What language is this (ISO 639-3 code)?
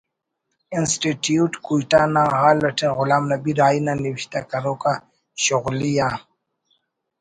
brh